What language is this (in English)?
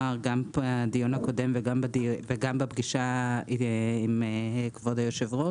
Hebrew